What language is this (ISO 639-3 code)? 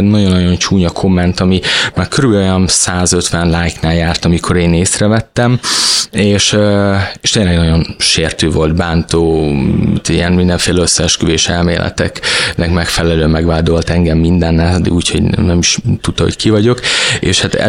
hun